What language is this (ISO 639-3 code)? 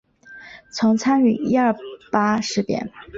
zho